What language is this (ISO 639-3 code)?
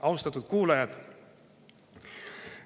est